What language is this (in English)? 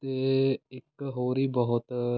Punjabi